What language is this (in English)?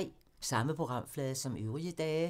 Danish